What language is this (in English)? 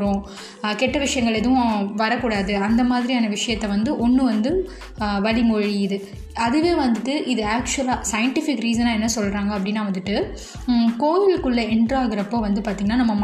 Tamil